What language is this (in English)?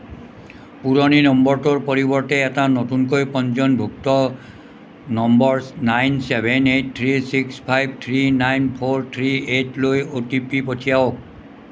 Assamese